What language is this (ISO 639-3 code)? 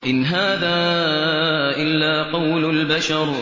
ara